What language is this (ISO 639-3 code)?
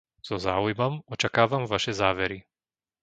slk